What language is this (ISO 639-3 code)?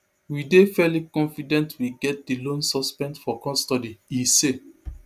pcm